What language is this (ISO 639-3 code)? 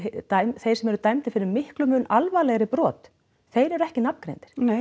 isl